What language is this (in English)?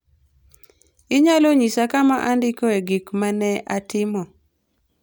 Luo (Kenya and Tanzania)